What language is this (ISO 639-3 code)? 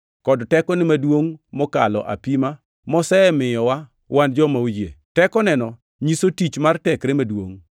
luo